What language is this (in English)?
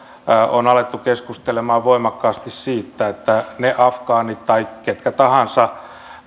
Finnish